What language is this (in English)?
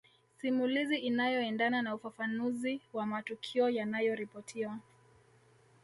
Swahili